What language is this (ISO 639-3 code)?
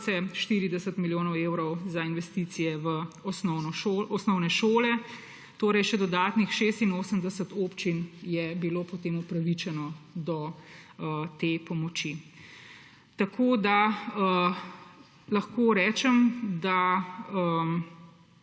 slv